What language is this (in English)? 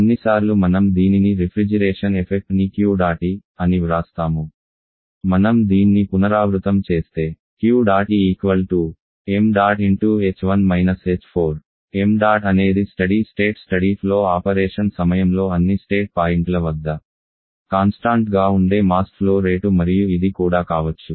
Telugu